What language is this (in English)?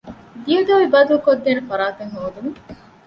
Divehi